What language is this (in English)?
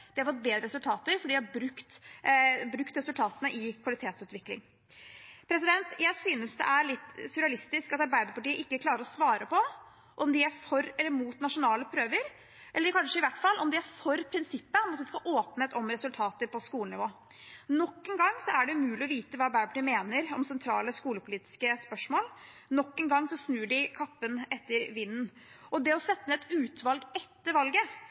Norwegian Bokmål